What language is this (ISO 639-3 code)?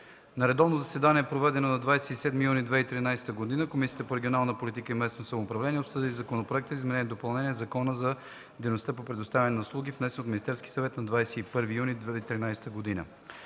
bul